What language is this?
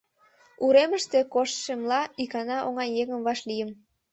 Mari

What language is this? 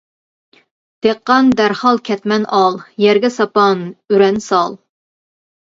Uyghur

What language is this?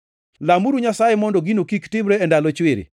Luo (Kenya and Tanzania)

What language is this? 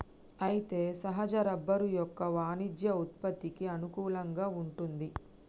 Telugu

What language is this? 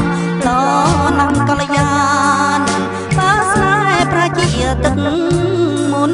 Thai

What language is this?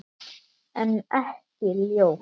Icelandic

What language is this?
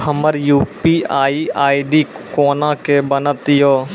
Maithili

